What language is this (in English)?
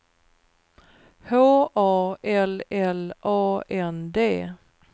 Swedish